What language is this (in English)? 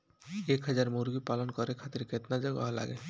Bhojpuri